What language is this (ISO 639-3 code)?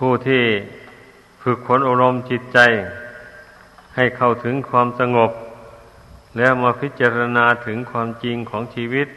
tha